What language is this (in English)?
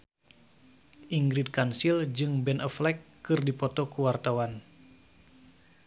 Sundanese